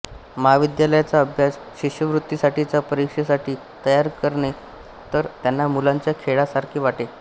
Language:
Marathi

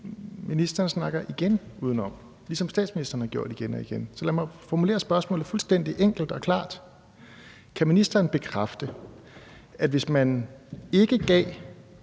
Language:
Danish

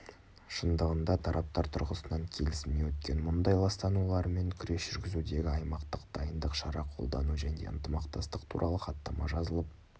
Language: Kazakh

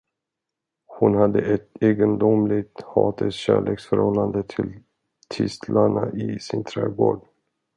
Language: Swedish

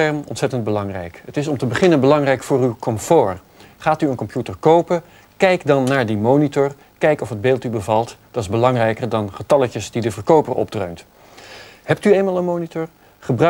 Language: Dutch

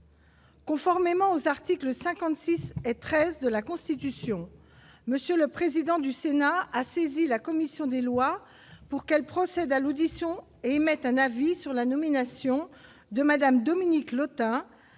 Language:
French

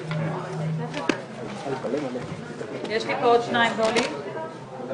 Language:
Hebrew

